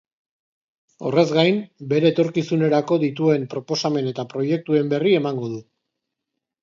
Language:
Basque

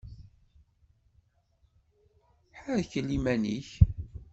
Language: Kabyle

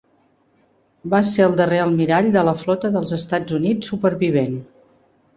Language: Catalan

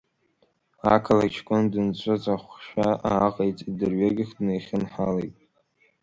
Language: Abkhazian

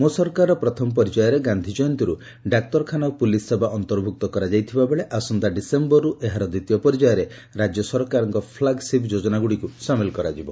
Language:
Odia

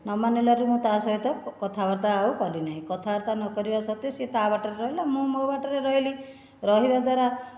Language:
Odia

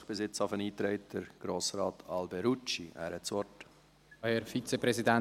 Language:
Swiss German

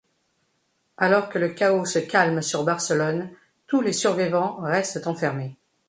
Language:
French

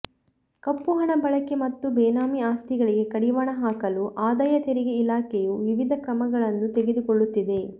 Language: Kannada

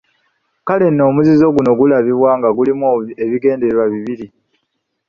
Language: Ganda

